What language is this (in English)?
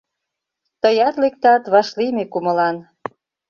Mari